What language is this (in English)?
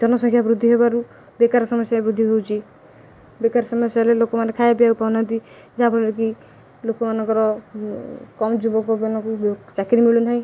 Odia